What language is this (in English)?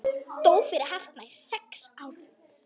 Icelandic